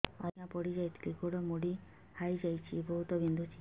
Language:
Odia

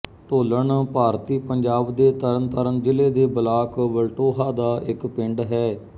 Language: Punjabi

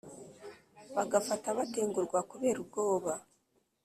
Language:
Kinyarwanda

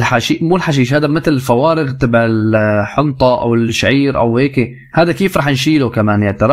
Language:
Arabic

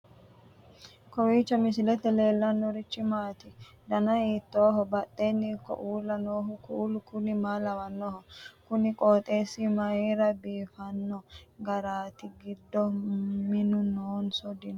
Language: Sidamo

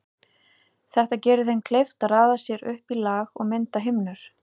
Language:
Icelandic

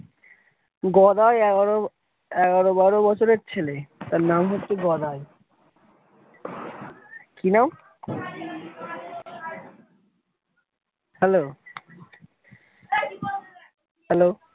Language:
Bangla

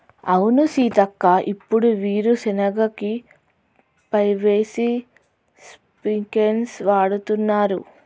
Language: Telugu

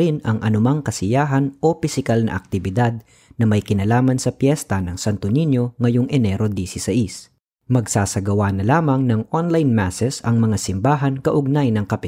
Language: Filipino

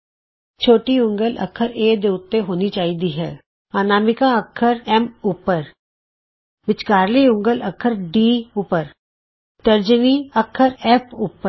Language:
Punjabi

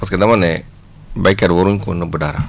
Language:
Wolof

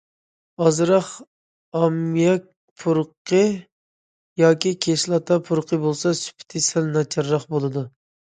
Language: Uyghur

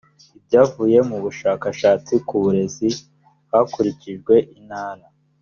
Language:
Kinyarwanda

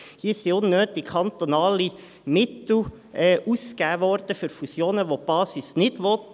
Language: Swiss German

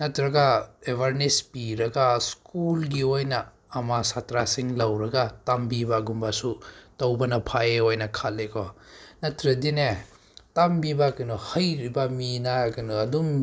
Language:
Manipuri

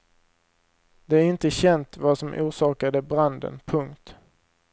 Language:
Swedish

